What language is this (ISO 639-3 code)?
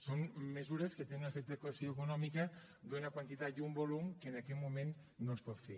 cat